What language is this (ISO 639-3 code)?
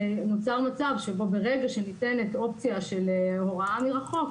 heb